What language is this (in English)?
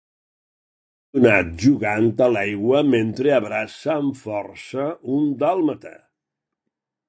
Catalan